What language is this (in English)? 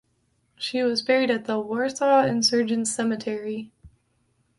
English